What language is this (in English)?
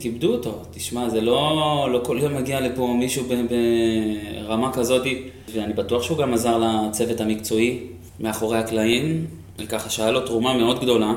Hebrew